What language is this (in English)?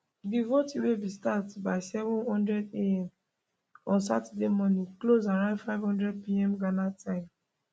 Nigerian Pidgin